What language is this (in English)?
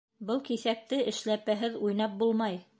Bashkir